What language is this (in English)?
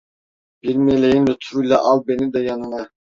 Turkish